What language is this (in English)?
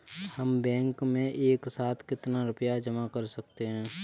Hindi